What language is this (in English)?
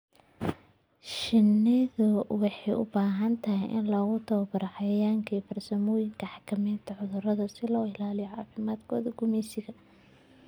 Somali